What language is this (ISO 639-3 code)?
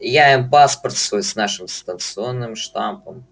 rus